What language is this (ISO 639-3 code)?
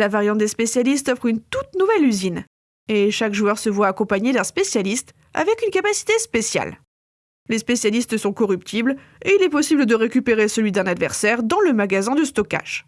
fra